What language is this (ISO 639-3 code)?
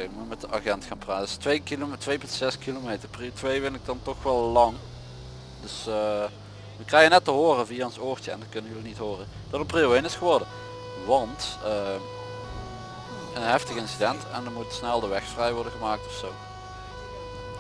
nld